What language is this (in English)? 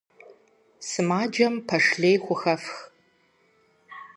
Kabardian